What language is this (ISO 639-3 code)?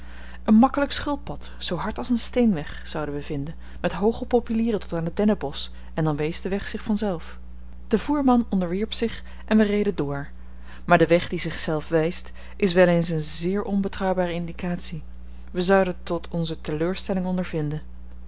nld